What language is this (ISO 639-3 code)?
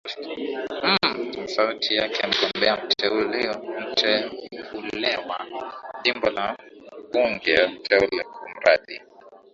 swa